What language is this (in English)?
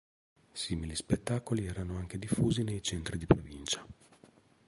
Italian